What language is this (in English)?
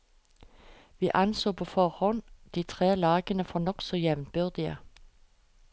Norwegian